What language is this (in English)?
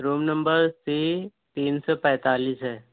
Urdu